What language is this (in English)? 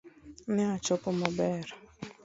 Luo (Kenya and Tanzania)